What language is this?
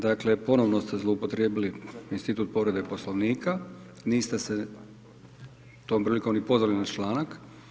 Croatian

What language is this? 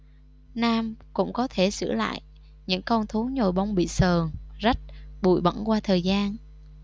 Vietnamese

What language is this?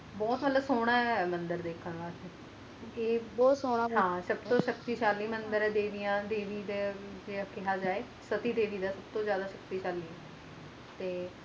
Punjabi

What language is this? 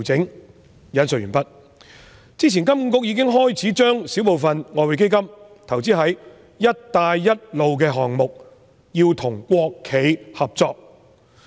Cantonese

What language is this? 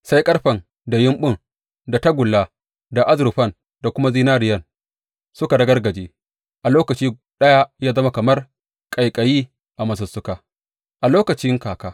Hausa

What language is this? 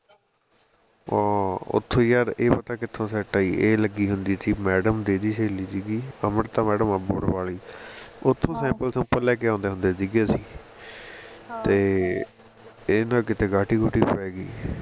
Punjabi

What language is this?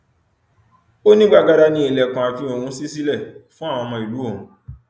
Yoruba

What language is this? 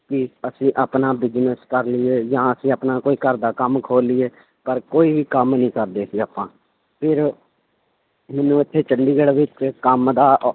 Punjabi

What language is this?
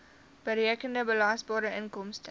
Afrikaans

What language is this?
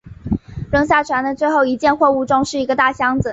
Chinese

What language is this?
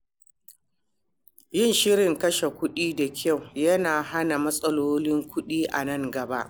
Hausa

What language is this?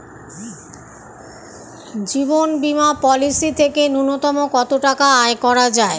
Bangla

